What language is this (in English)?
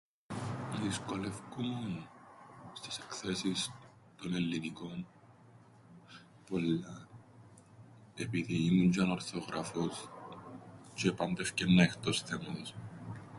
Greek